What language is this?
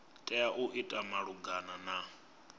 Venda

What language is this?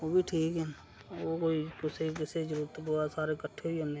Dogri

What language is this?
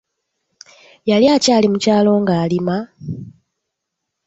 Ganda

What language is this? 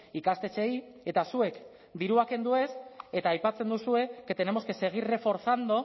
Basque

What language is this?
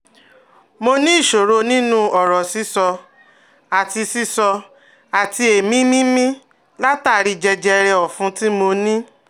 Yoruba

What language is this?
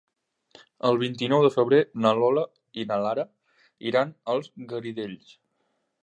Catalan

